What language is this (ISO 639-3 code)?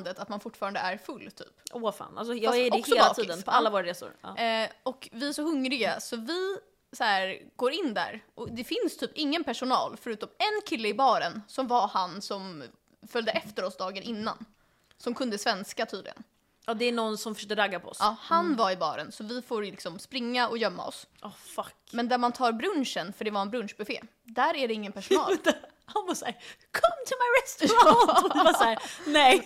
swe